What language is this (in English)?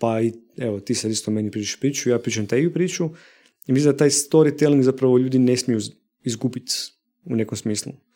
Croatian